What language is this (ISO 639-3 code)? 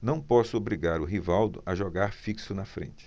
por